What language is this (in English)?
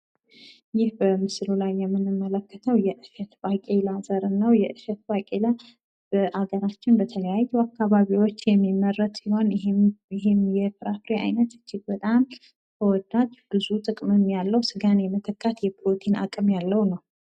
Amharic